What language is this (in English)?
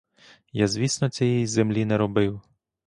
Ukrainian